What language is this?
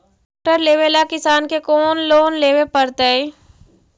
Magahi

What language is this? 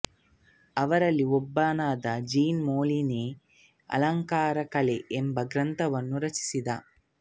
Kannada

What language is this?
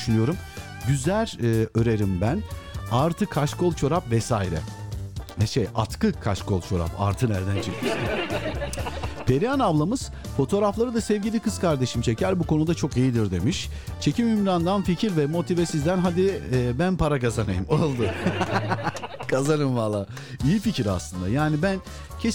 Turkish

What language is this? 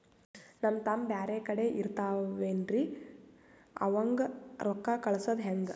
Kannada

